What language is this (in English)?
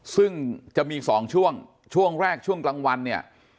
Thai